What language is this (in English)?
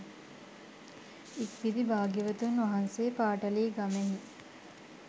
Sinhala